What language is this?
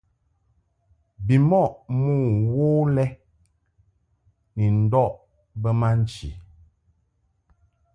Mungaka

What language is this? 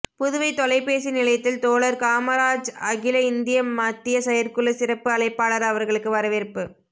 Tamil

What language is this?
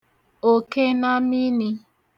Igbo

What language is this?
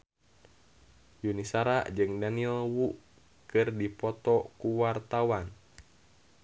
Sundanese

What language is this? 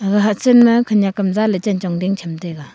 Wancho Naga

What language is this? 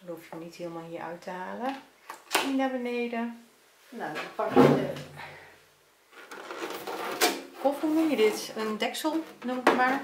Dutch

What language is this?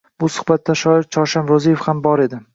Uzbek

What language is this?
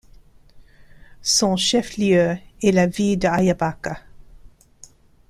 French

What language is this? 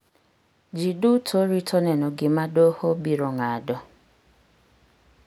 Luo (Kenya and Tanzania)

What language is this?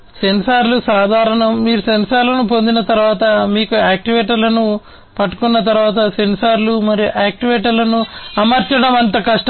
Telugu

